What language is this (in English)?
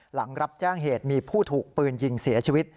Thai